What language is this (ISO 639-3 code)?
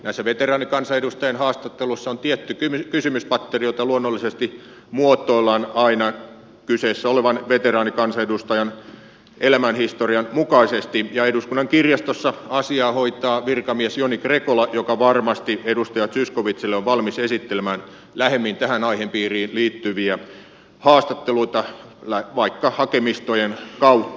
fin